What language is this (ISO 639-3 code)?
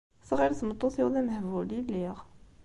kab